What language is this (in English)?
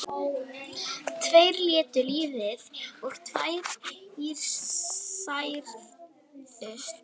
Icelandic